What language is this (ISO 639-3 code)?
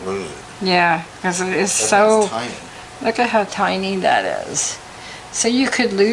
eng